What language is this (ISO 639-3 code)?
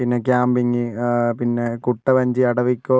mal